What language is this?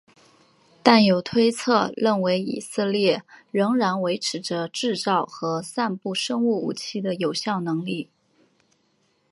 Chinese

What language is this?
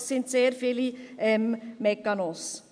Swiss German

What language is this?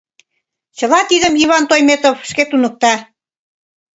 Mari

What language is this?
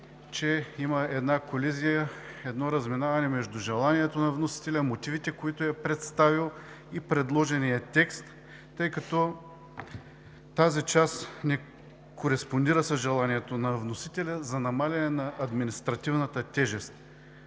Bulgarian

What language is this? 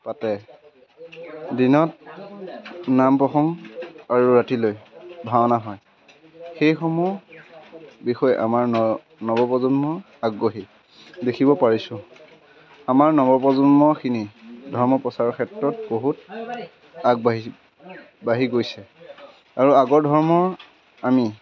Assamese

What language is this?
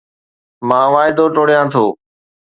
Sindhi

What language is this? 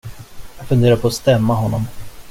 Swedish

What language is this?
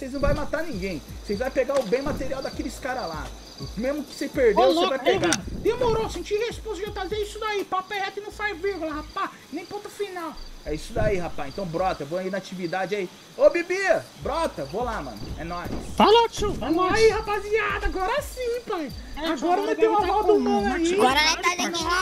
Portuguese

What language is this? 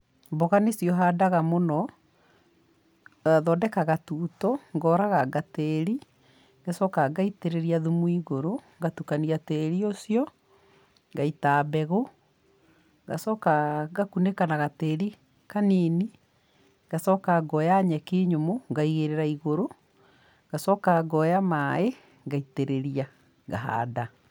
Kikuyu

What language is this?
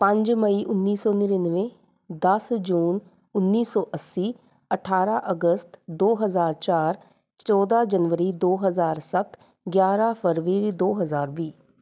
Punjabi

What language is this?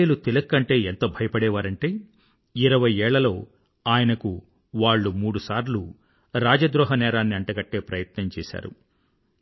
Telugu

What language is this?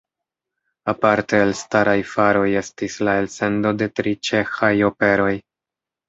Esperanto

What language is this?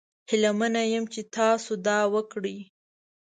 Pashto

